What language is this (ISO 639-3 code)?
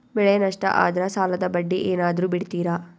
kan